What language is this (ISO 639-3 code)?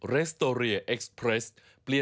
tha